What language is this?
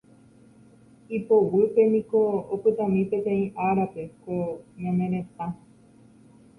Guarani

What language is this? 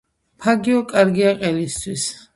Georgian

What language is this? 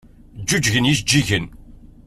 Kabyle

